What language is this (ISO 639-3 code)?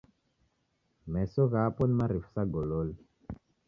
dav